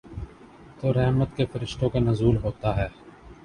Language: Urdu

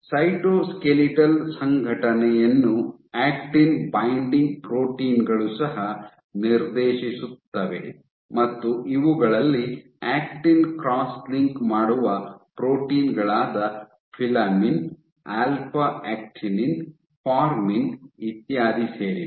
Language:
Kannada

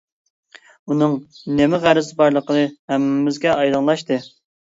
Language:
Uyghur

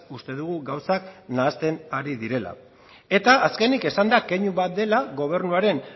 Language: Basque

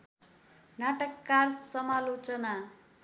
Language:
Nepali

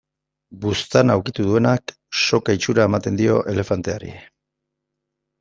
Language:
Basque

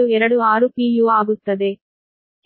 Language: Kannada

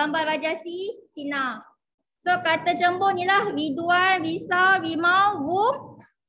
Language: Malay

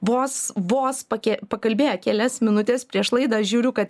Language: Lithuanian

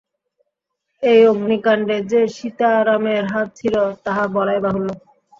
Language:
Bangla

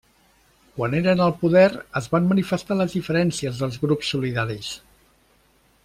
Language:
Catalan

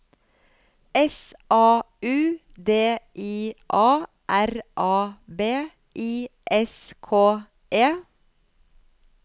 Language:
Norwegian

